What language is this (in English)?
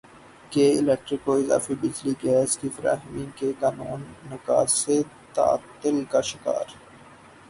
Urdu